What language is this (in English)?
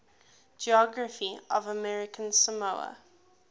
English